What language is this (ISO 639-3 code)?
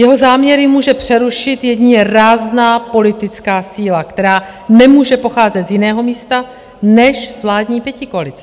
ces